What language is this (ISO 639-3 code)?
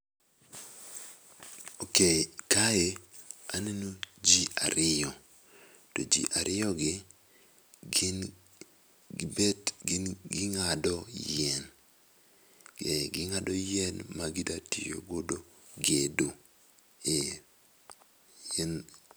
luo